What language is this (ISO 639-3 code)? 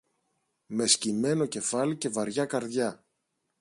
ell